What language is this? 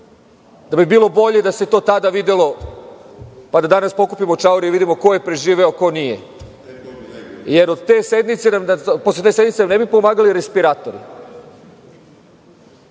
Serbian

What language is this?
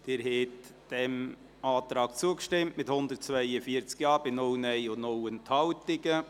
Swiss German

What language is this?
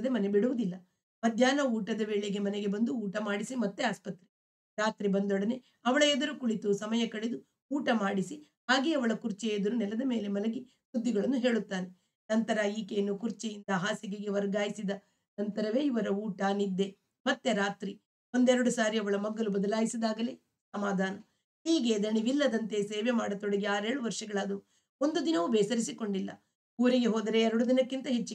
Kannada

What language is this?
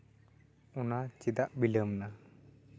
Santali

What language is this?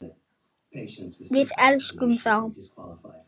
Icelandic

